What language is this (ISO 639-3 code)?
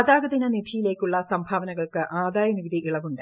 mal